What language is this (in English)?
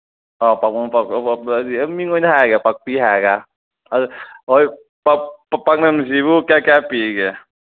Manipuri